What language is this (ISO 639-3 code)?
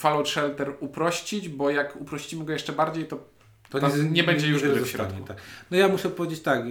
pol